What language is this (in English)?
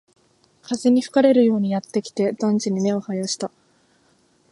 Japanese